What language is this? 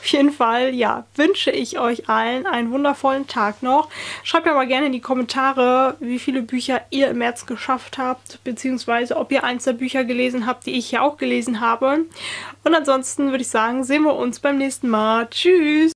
German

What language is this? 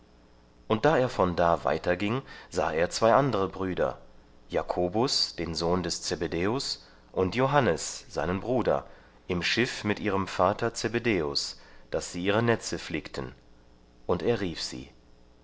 German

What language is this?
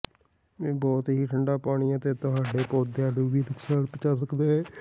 Punjabi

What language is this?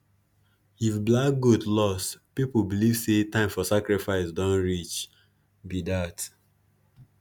Nigerian Pidgin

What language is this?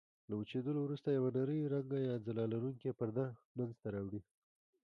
Pashto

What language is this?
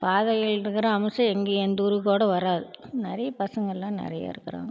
Tamil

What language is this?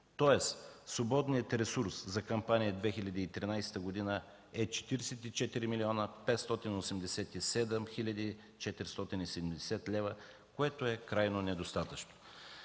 Bulgarian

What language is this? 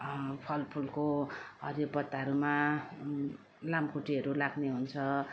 Nepali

